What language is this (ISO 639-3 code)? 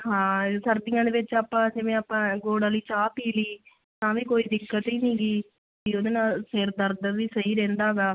pan